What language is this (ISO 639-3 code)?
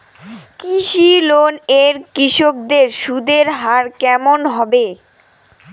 ben